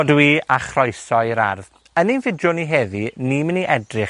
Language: Welsh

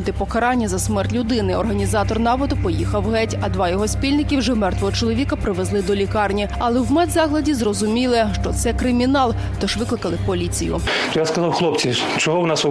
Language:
Ukrainian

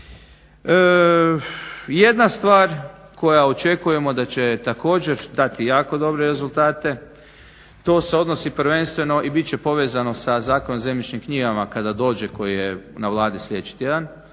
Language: Croatian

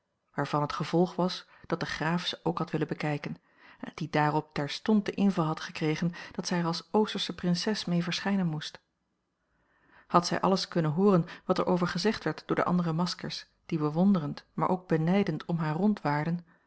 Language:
Dutch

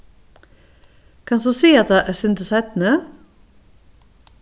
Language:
Faroese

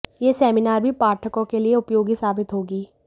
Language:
Hindi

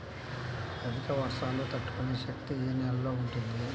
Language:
Telugu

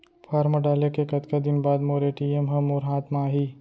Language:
Chhattisgarhi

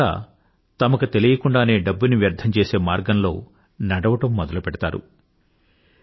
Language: Telugu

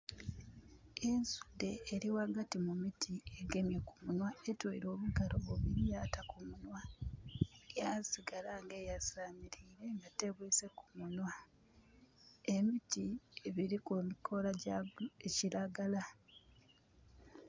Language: Soga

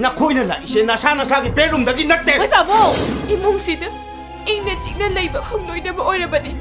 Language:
Thai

